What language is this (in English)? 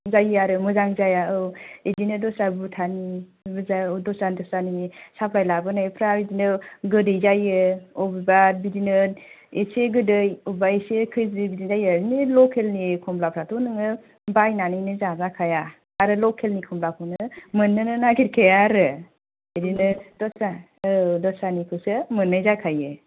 Bodo